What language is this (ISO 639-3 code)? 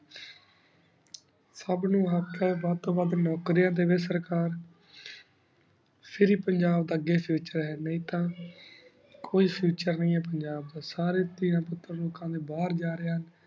pan